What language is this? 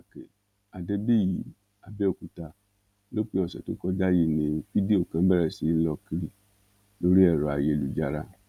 Yoruba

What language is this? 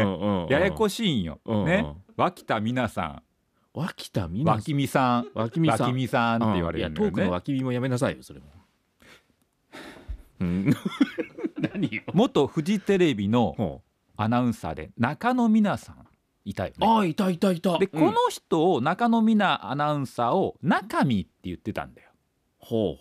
Japanese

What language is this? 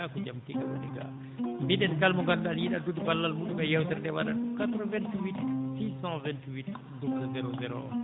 Fula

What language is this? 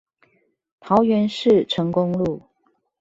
Chinese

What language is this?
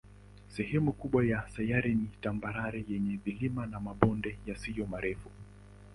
Swahili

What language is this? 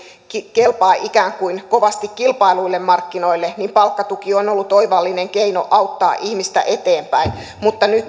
Finnish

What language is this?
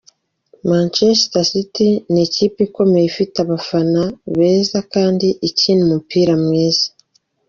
Kinyarwanda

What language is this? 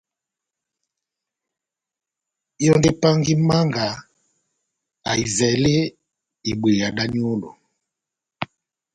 Batanga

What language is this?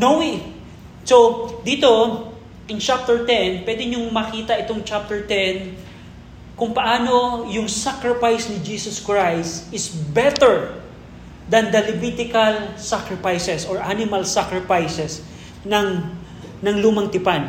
Filipino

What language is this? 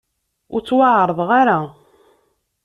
Kabyle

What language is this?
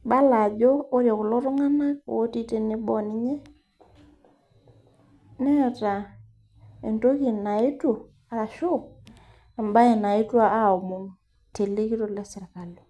Masai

